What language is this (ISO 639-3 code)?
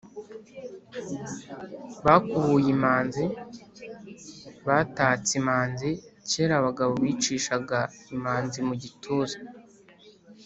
kin